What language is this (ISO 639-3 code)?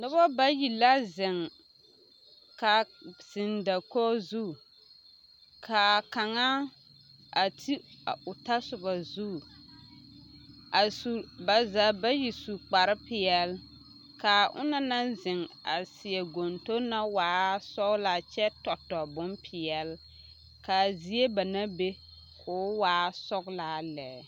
dga